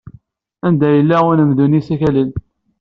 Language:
Kabyle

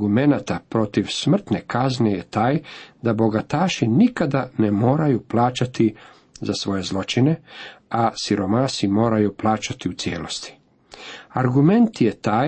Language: Croatian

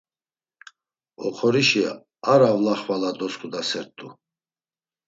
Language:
Laz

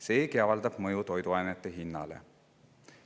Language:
Estonian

